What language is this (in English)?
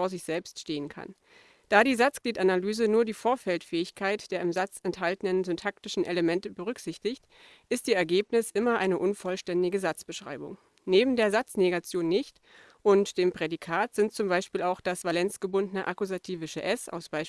German